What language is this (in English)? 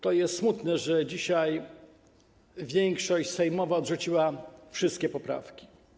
Polish